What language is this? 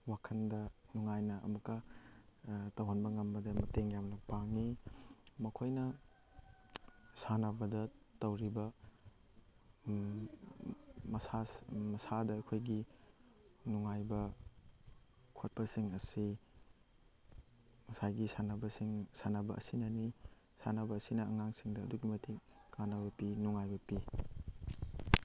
Manipuri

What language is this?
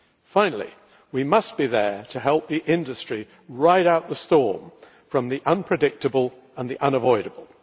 English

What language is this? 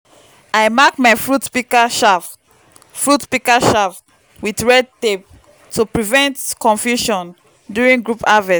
Nigerian Pidgin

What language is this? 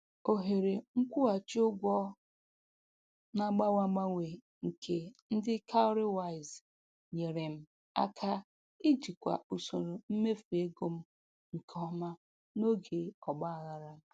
Igbo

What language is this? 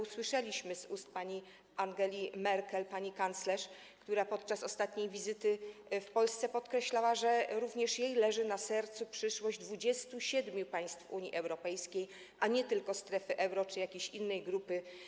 Polish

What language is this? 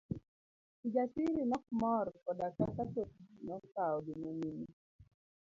Luo (Kenya and Tanzania)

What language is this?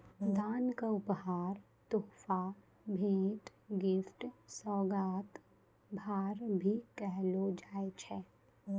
Maithili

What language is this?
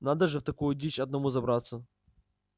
Russian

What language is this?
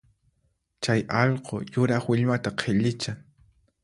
Puno Quechua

